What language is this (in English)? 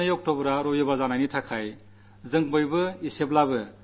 Malayalam